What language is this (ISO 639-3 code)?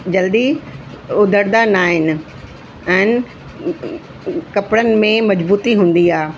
snd